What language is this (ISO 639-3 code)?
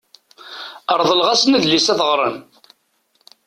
kab